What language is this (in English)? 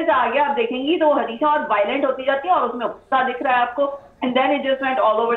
Hindi